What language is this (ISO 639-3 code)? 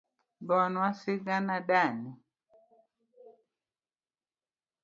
luo